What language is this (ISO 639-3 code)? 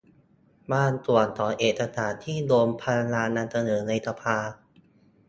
tha